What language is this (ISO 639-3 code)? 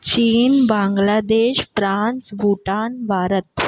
snd